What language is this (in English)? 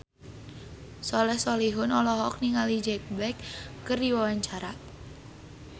Sundanese